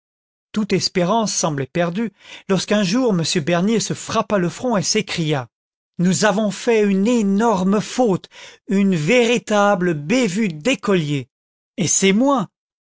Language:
French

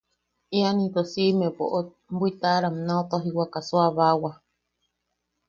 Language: Yaqui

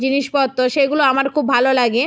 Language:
Bangla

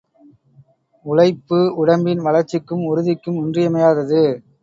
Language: Tamil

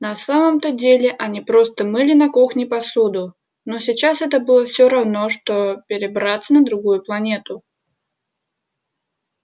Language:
Russian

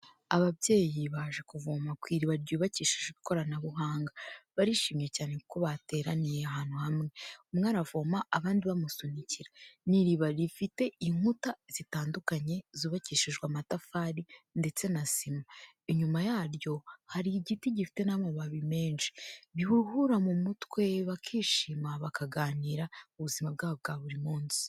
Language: Kinyarwanda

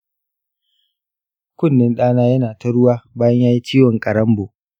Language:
Hausa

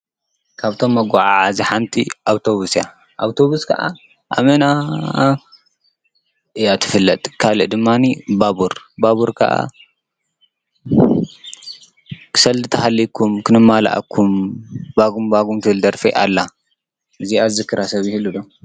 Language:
Tigrinya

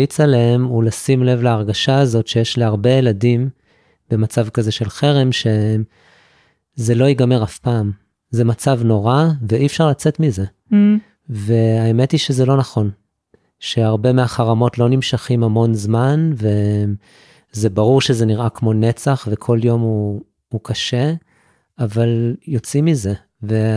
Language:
Hebrew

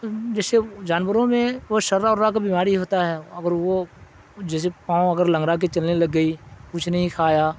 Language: Urdu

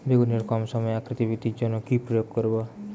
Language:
Bangla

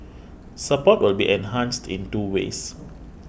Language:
English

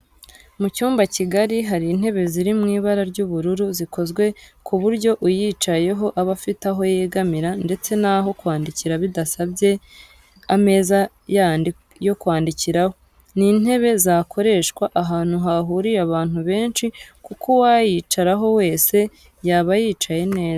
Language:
Kinyarwanda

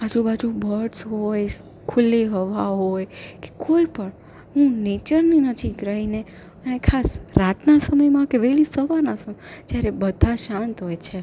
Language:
Gujarati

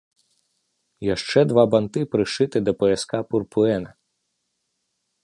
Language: Belarusian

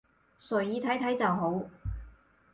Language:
Cantonese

